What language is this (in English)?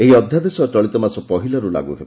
Odia